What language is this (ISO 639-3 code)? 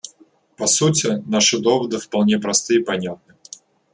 rus